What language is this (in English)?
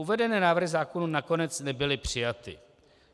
Czech